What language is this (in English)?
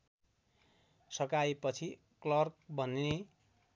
Nepali